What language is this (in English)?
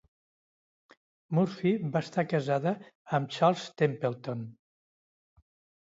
Catalan